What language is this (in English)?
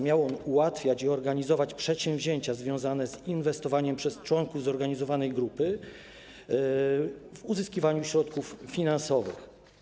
Polish